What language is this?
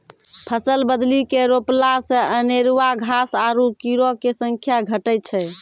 Maithili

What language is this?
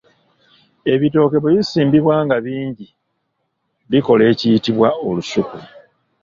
Ganda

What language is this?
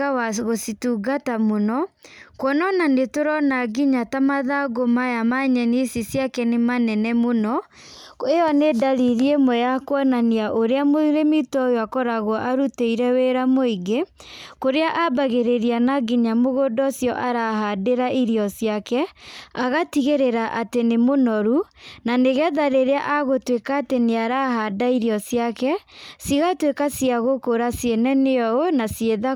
Kikuyu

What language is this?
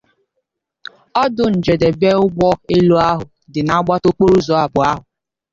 Igbo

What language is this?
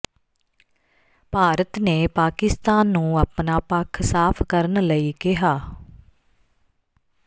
Punjabi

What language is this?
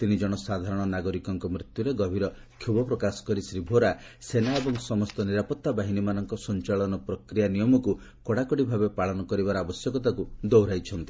Odia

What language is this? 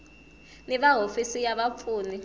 Tsonga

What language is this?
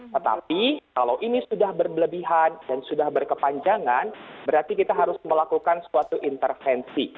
Indonesian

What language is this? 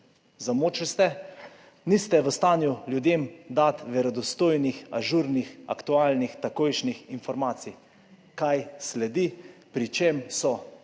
Slovenian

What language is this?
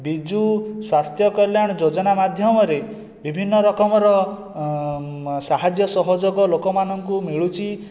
Odia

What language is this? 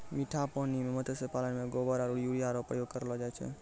Maithili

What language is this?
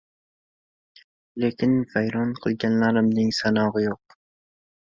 Uzbek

